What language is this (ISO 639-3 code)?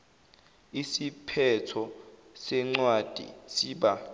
zul